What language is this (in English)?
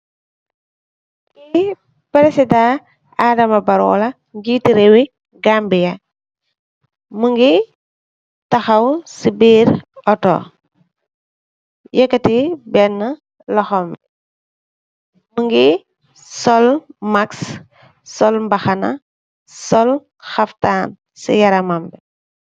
Wolof